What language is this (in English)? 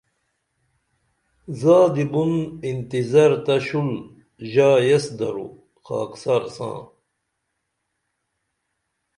Dameli